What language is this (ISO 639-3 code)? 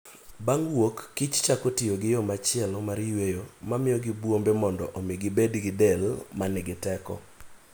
luo